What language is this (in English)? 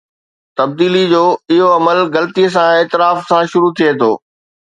Sindhi